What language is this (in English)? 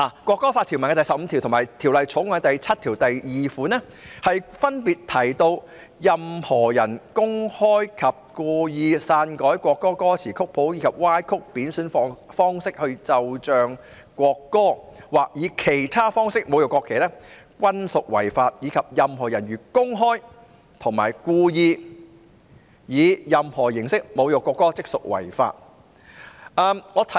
Cantonese